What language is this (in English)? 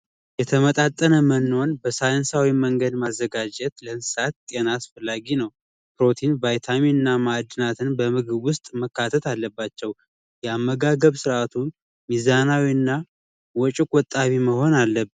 Amharic